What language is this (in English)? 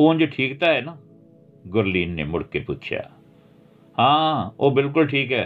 Punjabi